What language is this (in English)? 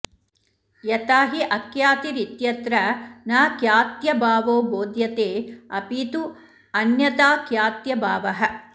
Sanskrit